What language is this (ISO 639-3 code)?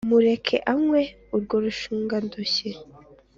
kin